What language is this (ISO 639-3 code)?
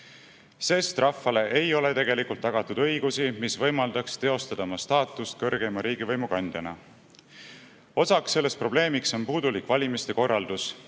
est